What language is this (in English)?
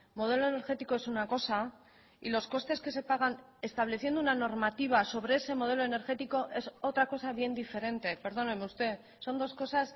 Spanish